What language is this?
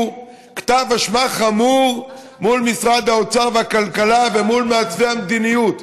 Hebrew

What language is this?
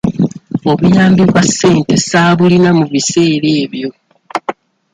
Ganda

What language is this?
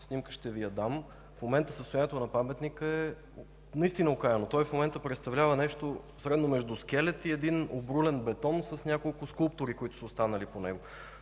Bulgarian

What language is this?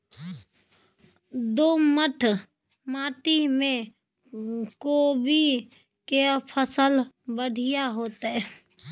Maithili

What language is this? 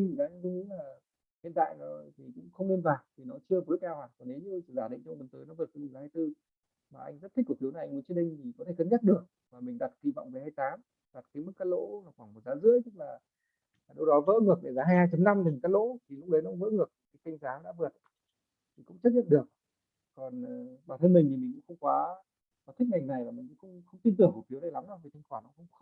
Vietnamese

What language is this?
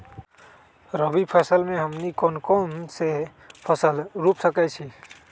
Magahi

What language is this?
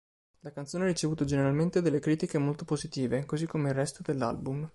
Italian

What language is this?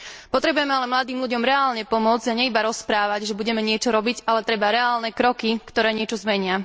Slovak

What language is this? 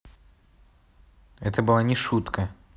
Russian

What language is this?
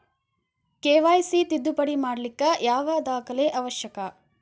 Kannada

